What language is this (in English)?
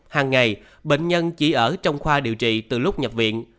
Vietnamese